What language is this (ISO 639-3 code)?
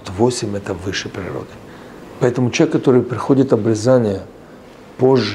rus